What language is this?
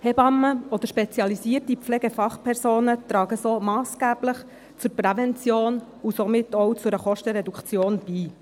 Swiss German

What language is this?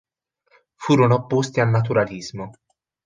Italian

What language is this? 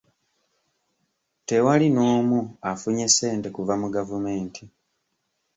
Ganda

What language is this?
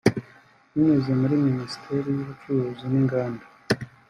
Kinyarwanda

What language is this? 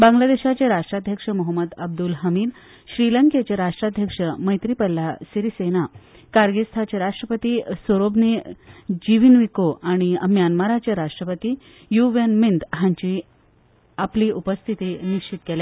Konkani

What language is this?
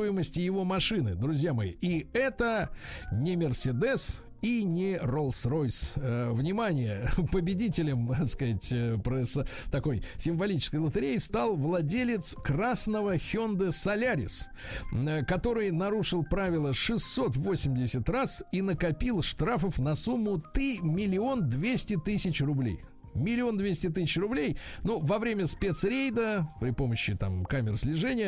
Russian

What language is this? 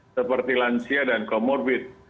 Indonesian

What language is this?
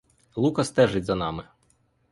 Ukrainian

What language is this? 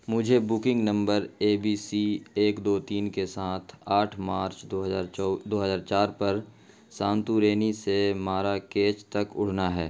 Urdu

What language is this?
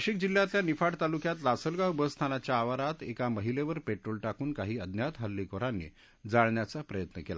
Marathi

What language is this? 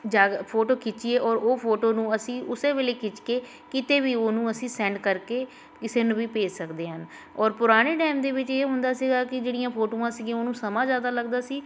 Punjabi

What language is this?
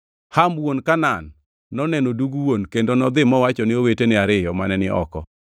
Luo (Kenya and Tanzania)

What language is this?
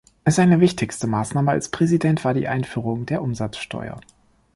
German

